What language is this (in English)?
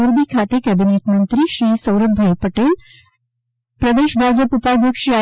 Gujarati